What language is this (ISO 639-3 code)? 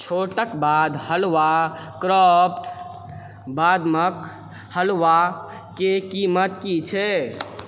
mai